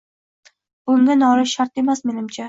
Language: Uzbek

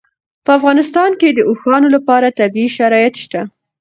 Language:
Pashto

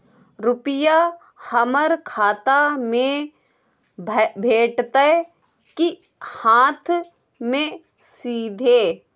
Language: Maithili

